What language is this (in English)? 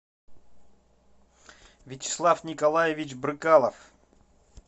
Russian